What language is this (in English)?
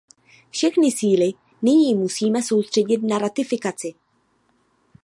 Czech